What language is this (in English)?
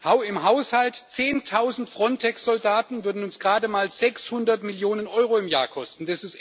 German